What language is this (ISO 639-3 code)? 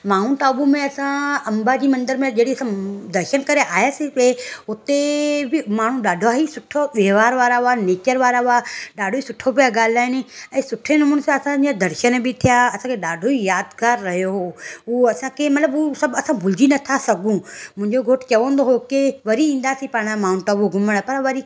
snd